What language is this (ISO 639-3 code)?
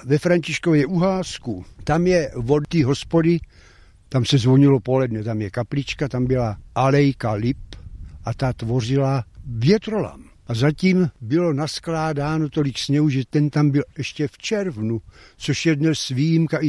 ces